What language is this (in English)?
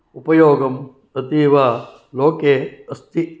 Sanskrit